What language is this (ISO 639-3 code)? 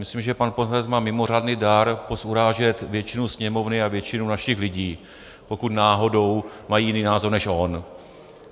ces